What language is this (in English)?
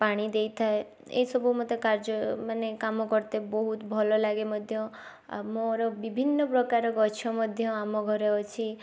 Odia